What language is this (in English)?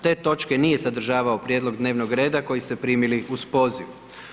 Croatian